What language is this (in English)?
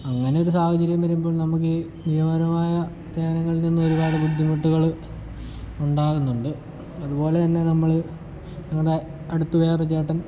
Malayalam